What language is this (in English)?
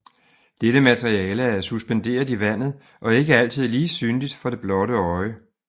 Danish